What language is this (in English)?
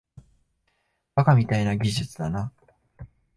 Japanese